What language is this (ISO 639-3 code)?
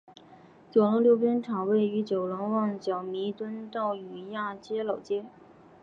zho